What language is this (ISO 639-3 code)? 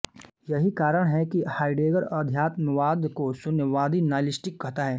hin